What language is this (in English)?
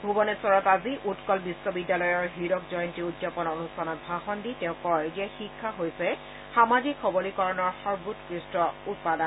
Assamese